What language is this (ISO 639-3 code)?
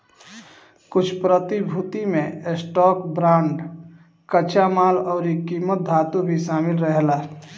bho